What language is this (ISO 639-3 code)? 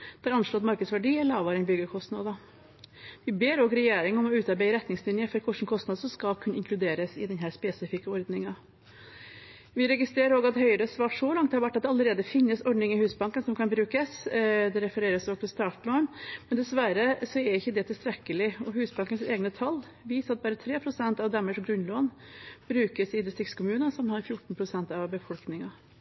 nob